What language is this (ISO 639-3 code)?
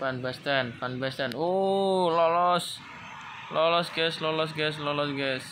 ind